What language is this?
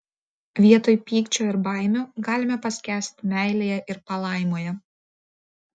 Lithuanian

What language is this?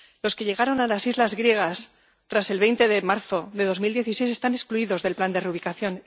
Spanish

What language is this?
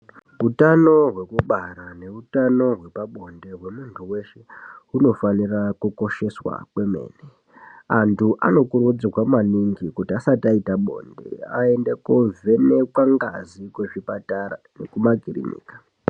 Ndau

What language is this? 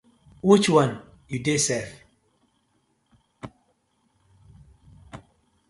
Nigerian Pidgin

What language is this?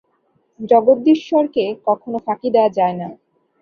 Bangla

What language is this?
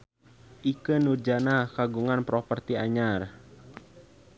Sundanese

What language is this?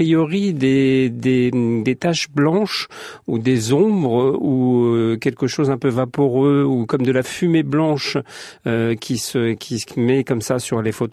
French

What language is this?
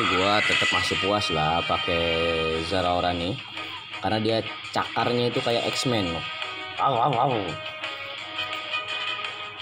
Indonesian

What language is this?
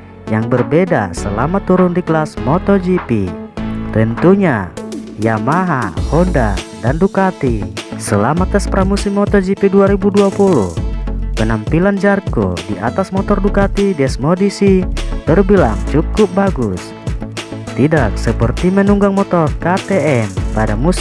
Indonesian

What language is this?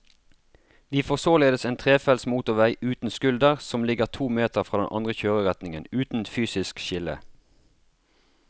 Norwegian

